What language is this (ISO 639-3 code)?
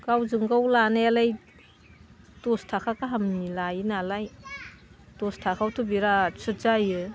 brx